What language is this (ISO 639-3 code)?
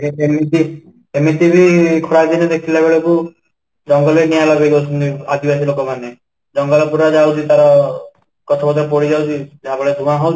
ori